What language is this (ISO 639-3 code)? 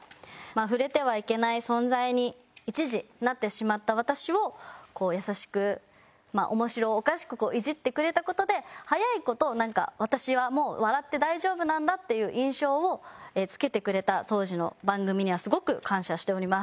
jpn